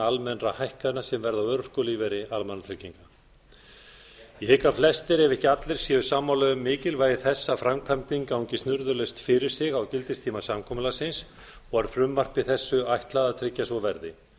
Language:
Icelandic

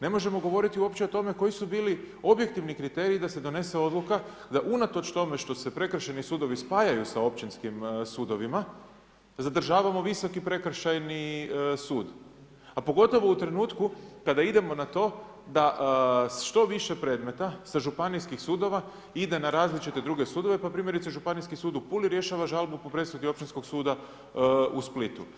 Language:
Croatian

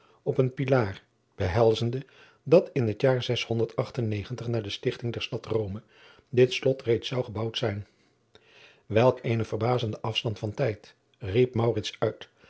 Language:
Dutch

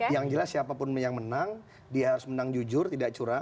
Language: Indonesian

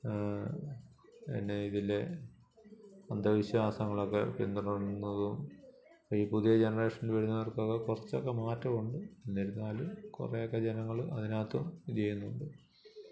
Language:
Malayalam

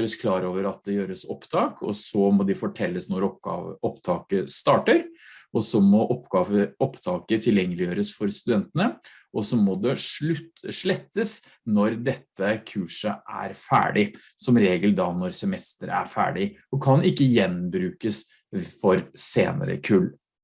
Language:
Norwegian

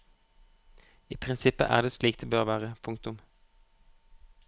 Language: Norwegian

